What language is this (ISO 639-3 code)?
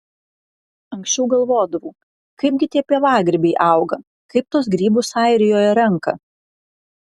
lit